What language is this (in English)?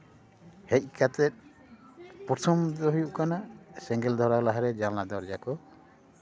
Santali